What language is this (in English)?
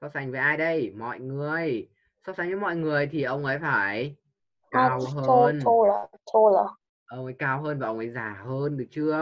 Vietnamese